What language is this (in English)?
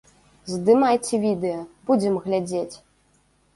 Belarusian